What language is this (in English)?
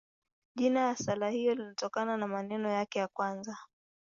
Swahili